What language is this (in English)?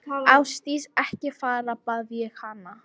Icelandic